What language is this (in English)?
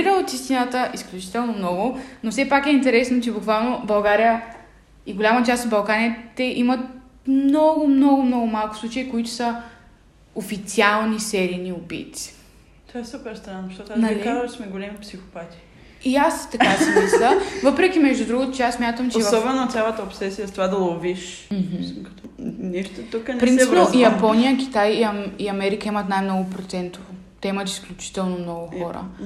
Bulgarian